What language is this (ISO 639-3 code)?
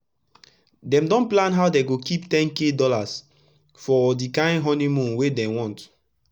pcm